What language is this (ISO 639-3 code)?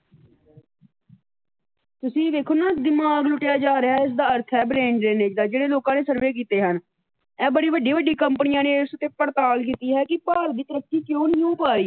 pan